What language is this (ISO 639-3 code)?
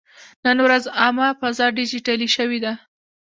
pus